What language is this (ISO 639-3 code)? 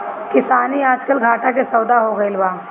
bho